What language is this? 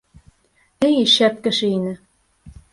Bashkir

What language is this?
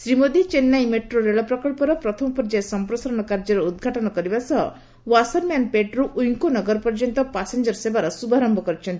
Odia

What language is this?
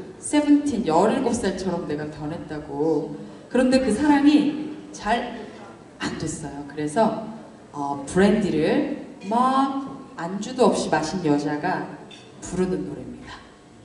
Korean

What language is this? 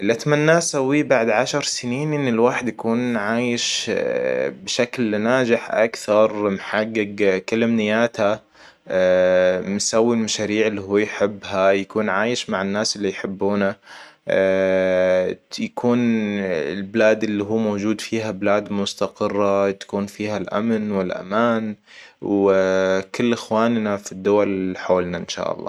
Hijazi Arabic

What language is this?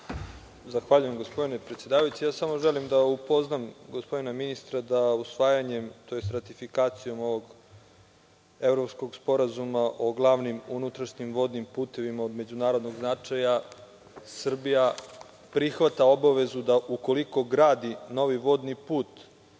Serbian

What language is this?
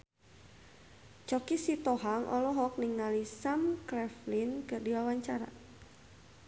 Sundanese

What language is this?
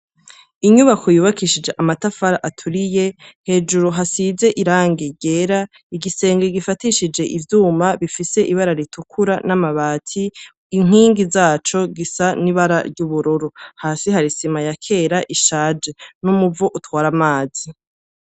Rundi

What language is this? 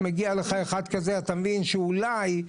Hebrew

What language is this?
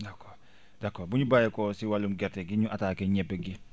Wolof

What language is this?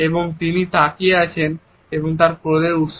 Bangla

